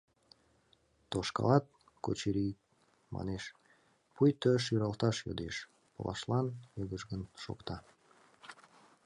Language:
Mari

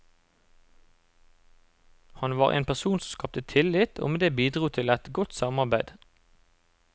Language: Norwegian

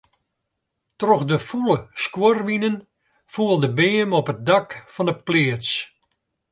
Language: Western Frisian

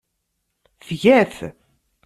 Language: Kabyle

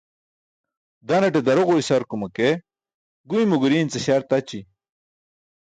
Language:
Burushaski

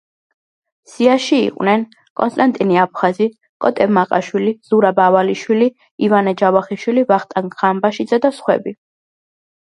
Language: Georgian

